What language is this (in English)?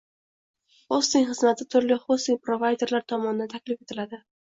Uzbek